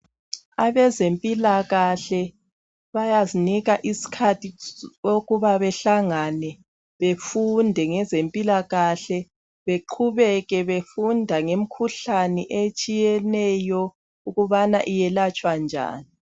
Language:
North Ndebele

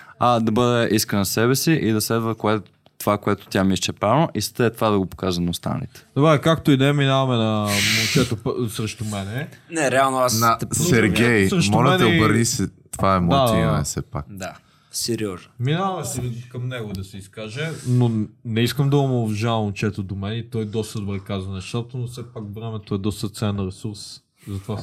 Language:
Bulgarian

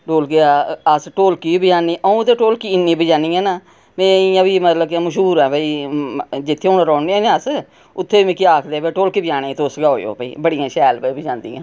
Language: Dogri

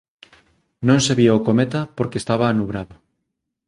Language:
Galician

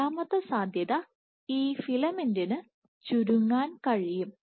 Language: Malayalam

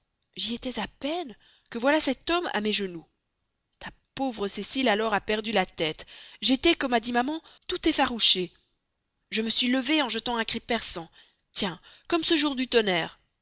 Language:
French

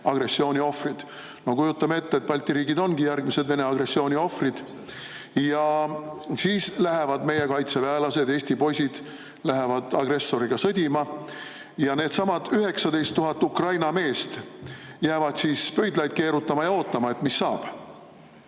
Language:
Estonian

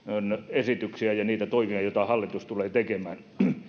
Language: Finnish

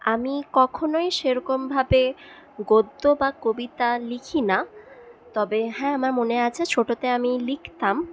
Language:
Bangla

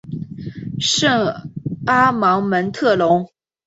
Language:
Chinese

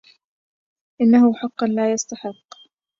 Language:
Arabic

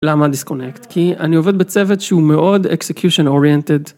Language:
Hebrew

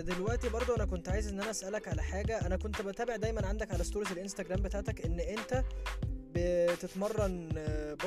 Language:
Arabic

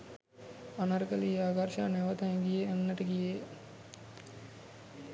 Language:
Sinhala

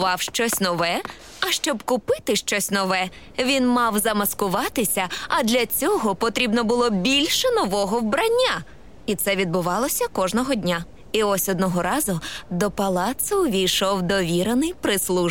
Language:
Ukrainian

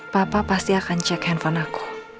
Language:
Indonesian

